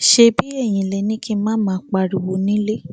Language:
Yoruba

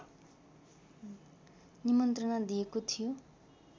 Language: Nepali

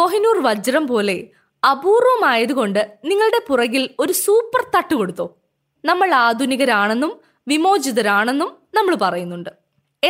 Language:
Malayalam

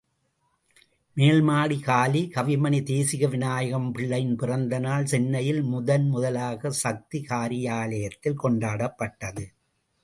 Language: Tamil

